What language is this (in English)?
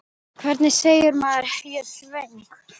Icelandic